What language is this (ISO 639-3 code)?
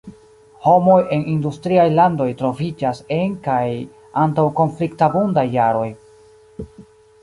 epo